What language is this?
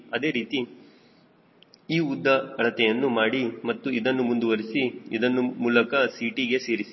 Kannada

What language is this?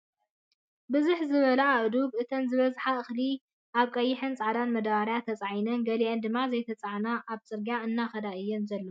Tigrinya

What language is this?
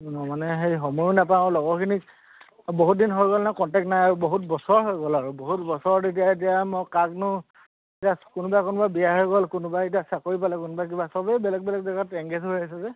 Assamese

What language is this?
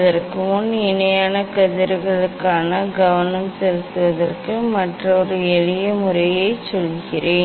Tamil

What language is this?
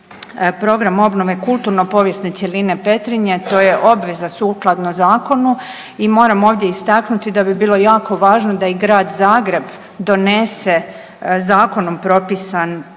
Croatian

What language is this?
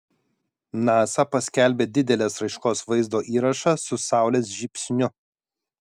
Lithuanian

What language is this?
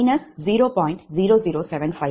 Tamil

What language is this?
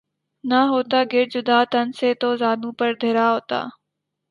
Urdu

